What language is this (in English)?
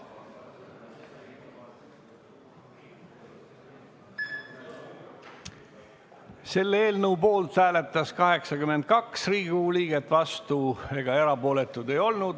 Estonian